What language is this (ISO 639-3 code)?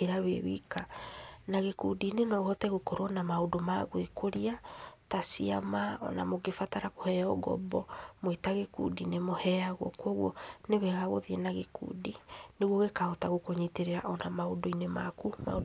kik